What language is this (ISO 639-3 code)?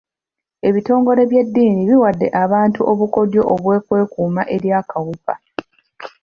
lug